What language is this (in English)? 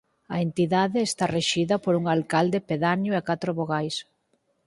Galician